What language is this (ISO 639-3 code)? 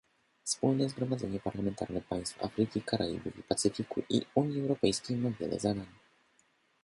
pol